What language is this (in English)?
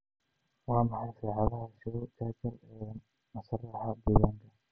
Somali